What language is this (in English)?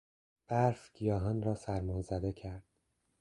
Persian